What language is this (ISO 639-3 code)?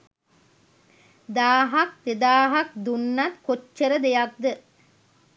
sin